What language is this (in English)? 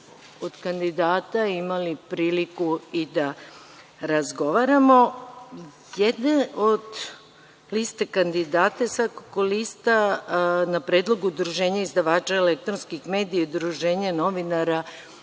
Serbian